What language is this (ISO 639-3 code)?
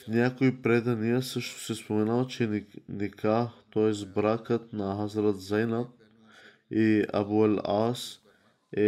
bul